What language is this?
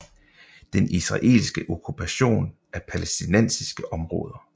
Danish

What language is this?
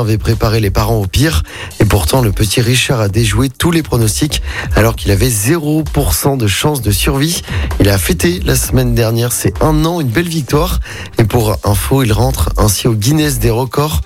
French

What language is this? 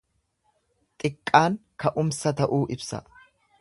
Oromo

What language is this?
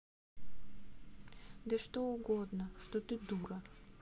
Russian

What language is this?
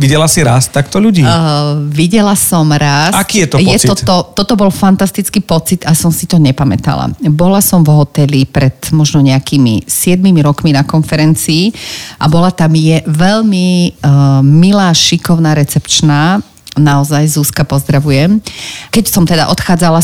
Slovak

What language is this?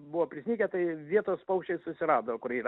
Lithuanian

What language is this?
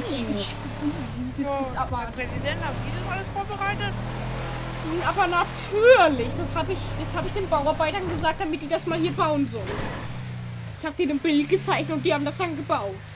German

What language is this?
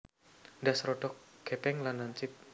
Javanese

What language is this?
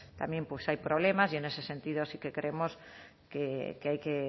Spanish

